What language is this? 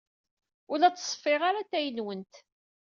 Kabyle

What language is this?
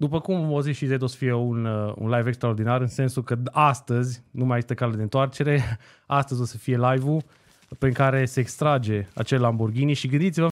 Romanian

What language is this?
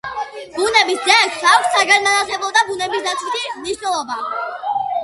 Georgian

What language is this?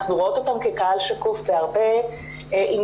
Hebrew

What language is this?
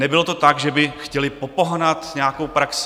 Czech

